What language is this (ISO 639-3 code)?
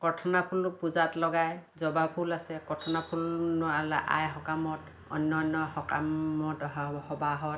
asm